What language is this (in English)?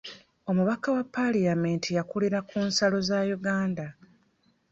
Ganda